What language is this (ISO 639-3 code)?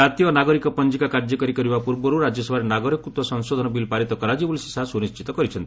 ori